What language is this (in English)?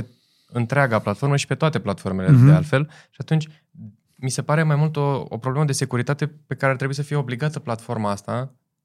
Romanian